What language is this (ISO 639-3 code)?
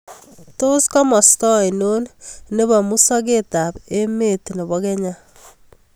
kln